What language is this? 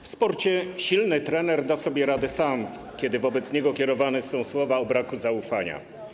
Polish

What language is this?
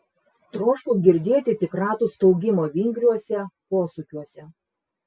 Lithuanian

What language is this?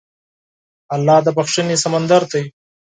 Pashto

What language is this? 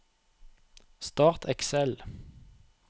Norwegian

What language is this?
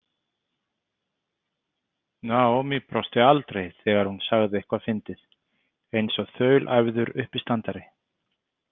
Icelandic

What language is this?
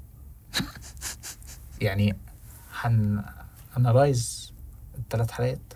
Arabic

